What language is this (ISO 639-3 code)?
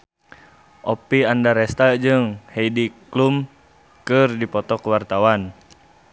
sun